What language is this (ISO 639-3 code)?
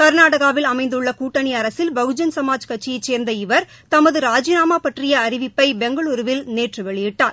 tam